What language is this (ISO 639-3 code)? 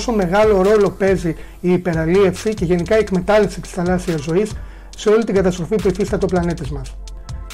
ell